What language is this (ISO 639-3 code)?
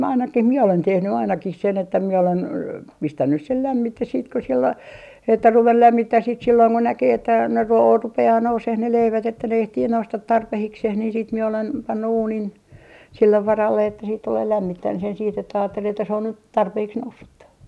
fin